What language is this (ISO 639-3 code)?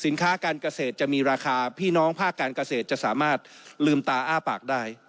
tha